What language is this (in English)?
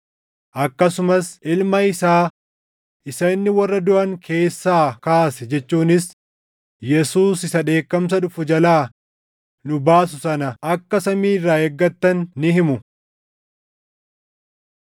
Oromo